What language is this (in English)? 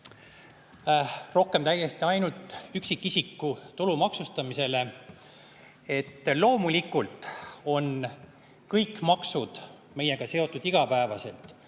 Estonian